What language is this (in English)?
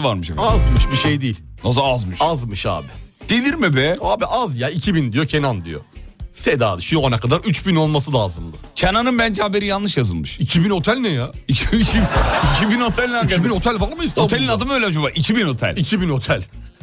Turkish